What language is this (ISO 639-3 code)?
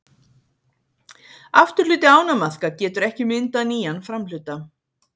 isl